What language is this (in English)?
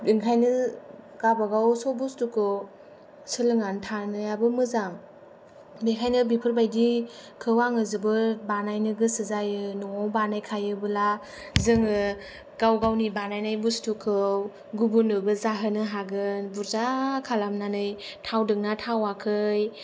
Bodo